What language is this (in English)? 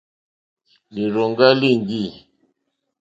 Mokpwe